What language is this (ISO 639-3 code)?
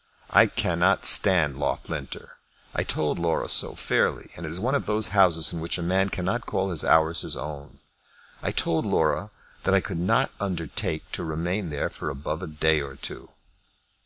eng